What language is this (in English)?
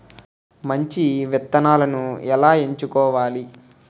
Telugu